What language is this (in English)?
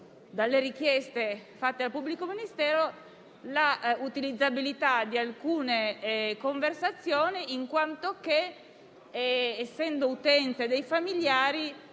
Italian